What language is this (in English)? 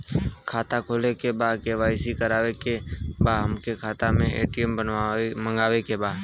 Bhojpuri